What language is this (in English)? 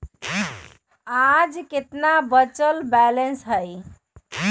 Magahi